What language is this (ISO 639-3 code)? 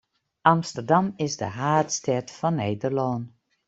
fry